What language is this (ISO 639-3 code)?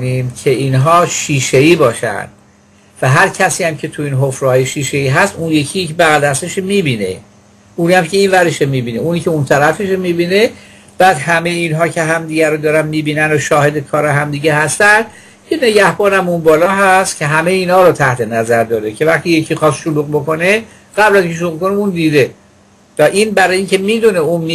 fas